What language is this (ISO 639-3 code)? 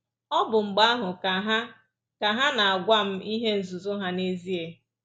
ibo